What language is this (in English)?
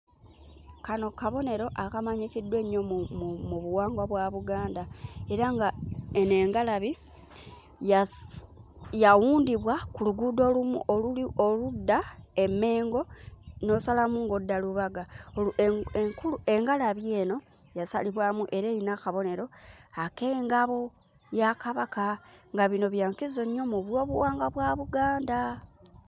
Ganda